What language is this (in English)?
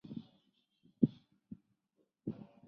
Chinese